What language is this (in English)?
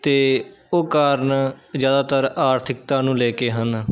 Punjabi